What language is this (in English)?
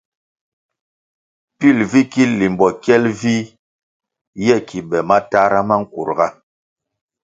Kwasio